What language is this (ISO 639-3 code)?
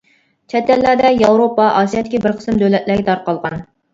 uig